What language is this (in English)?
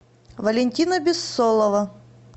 Russian